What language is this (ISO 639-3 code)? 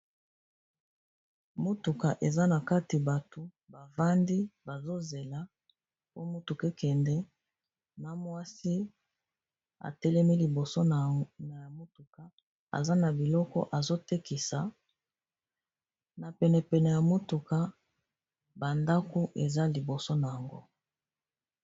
lin